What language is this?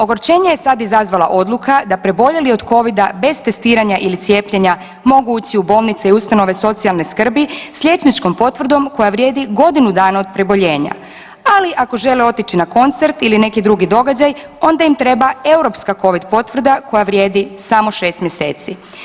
Croatian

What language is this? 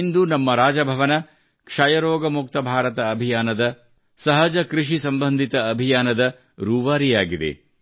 Kannada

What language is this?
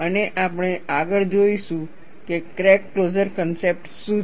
Gujarati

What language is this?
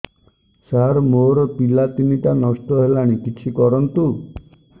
Odia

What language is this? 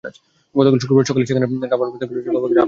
Bangla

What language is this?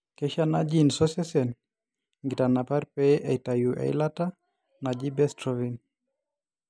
Masai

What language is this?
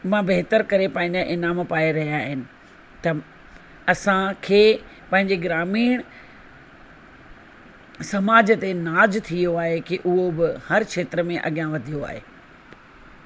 Sindhi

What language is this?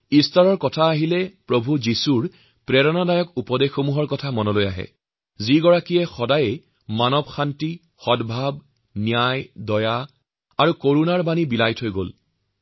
Assamese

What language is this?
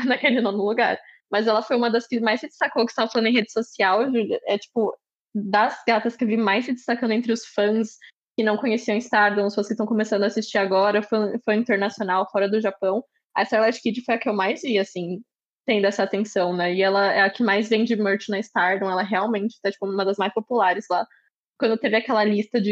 Portuguese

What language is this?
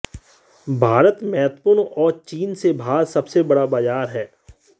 Hindi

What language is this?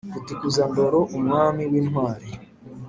Kinyarwanda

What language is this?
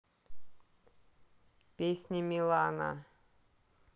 Russian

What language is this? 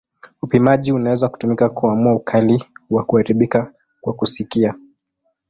Swahili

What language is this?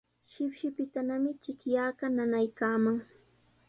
Sihuas Ancash Quechua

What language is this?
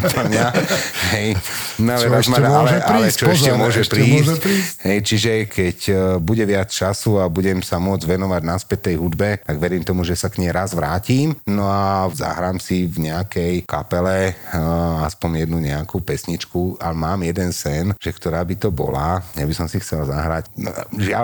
Slovak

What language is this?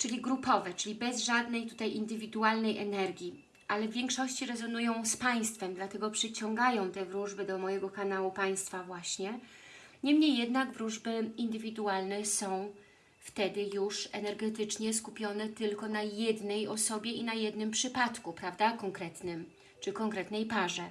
Polish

